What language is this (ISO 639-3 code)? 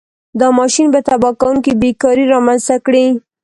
pus